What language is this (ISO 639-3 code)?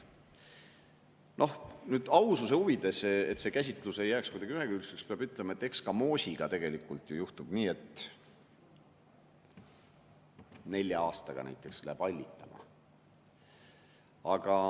est